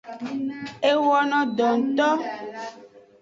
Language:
Aja (Benin)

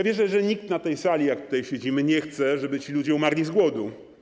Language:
Polish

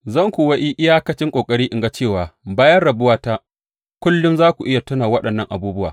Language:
Hausa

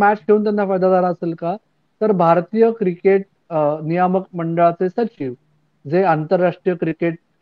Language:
Marathi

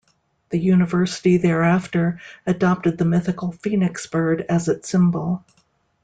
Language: English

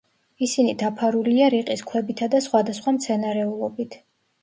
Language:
Georgian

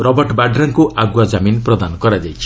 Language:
Odia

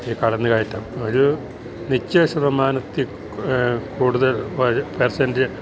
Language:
Malayalam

